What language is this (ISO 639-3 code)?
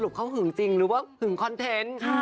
tha